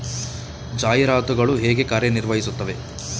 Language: Kannada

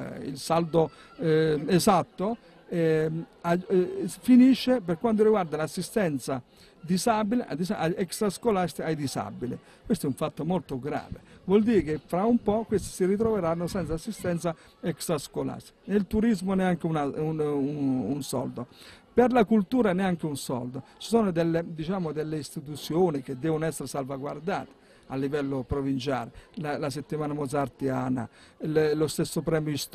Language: Italian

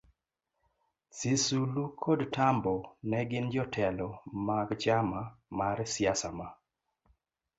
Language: Luo (Kenya and Tanzania)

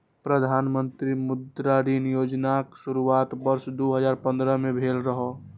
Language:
Maithili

